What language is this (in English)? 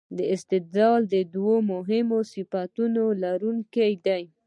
Pashto